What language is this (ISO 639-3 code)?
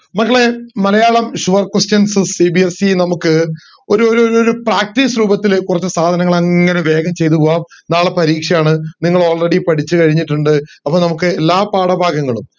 mal